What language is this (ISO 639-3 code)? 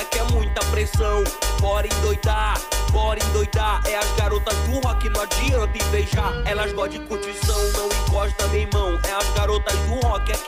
por